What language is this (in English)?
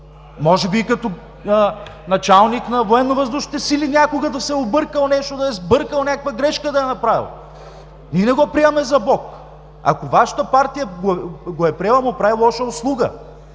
Bulgarian